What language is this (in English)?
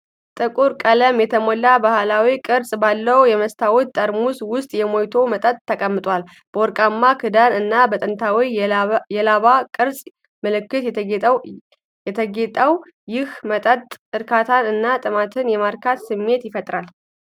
Amharic